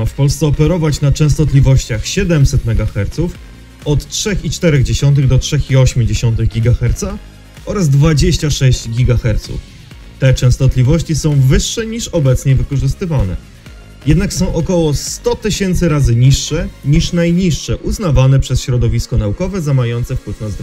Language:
Polish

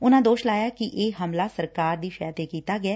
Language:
Punjabi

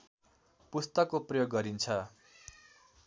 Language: Nepali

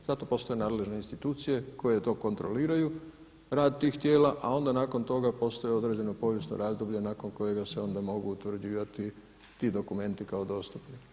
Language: Croatian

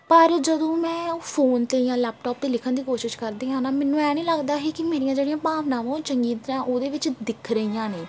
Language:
Punjabi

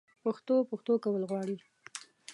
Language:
Pashto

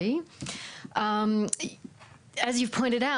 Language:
Hebrew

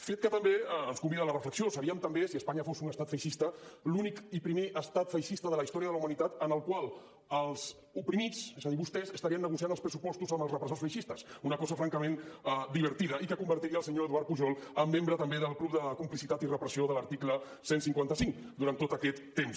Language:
Catalan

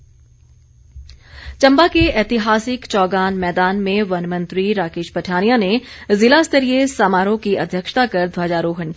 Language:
Hindi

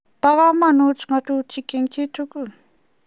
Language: Kalenjin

